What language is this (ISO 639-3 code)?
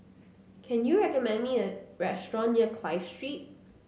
eng